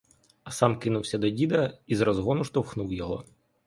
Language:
Ukrainian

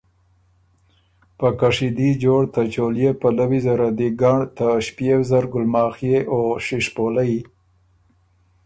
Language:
Ormuri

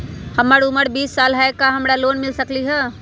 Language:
Magahi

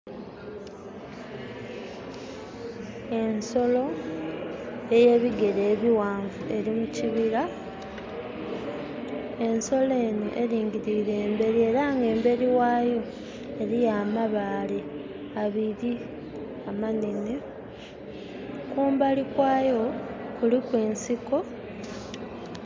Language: Soga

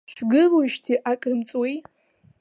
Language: Abkhazian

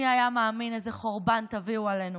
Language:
Hebrew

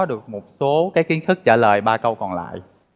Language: Vietnamese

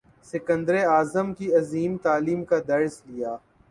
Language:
Urdu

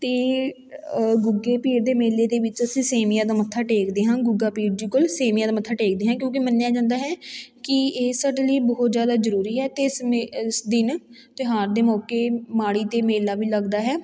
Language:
Punjabi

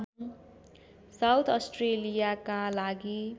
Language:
Nepali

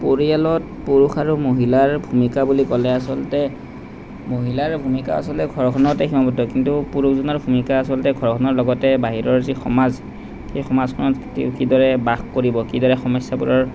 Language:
Assamese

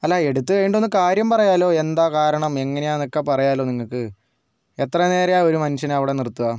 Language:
Malayalam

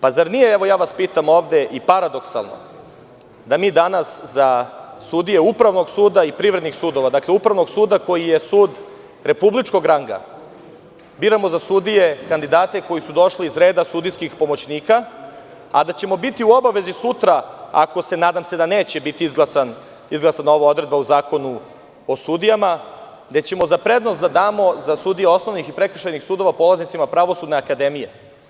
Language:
Serbian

